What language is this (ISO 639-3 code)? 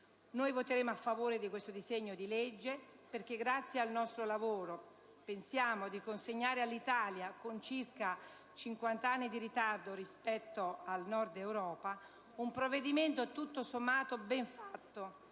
ita